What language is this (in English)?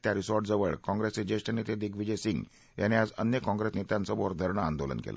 Marathi